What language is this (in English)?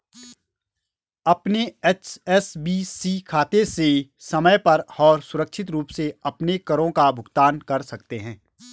Hindi